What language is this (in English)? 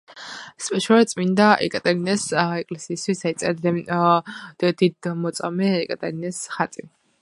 Georgian